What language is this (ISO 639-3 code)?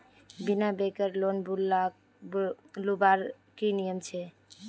mag